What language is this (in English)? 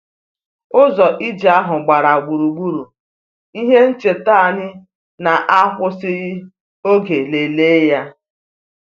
Igbo